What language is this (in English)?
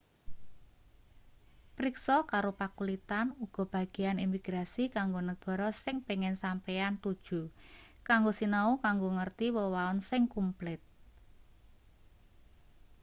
Javanese